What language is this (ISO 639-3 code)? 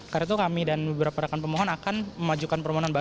ind